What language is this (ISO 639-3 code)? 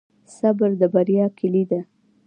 pus